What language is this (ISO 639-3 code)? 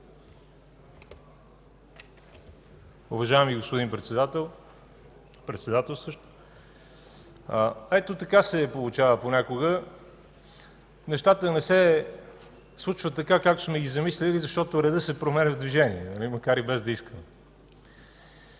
bul